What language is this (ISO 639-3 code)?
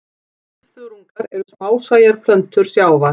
isl